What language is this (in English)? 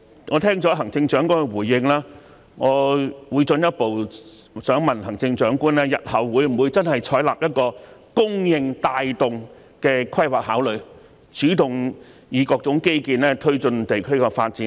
Cantonese